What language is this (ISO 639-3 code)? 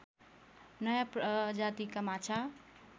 nep